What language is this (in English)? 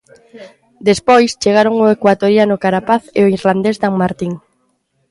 Galician